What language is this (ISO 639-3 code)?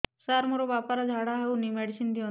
ori